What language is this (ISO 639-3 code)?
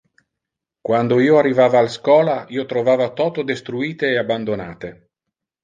ina